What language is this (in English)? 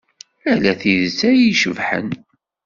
Kabyle